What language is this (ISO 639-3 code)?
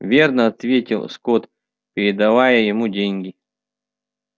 rus